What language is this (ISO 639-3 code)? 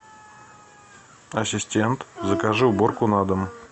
rus